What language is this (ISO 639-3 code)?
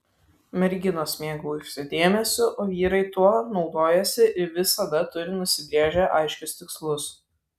lit